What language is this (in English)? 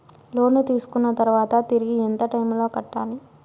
Telugu